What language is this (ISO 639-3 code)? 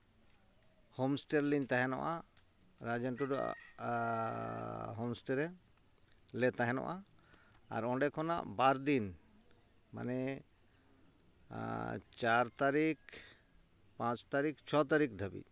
sat